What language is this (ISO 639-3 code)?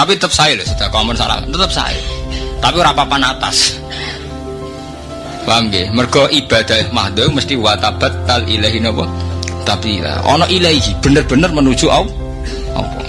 ind